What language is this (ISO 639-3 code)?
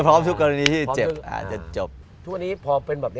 tha